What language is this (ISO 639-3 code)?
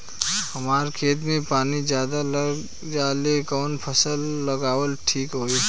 bho